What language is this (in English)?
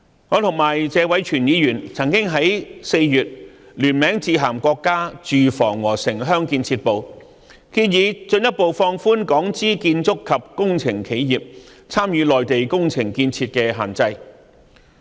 Cantonese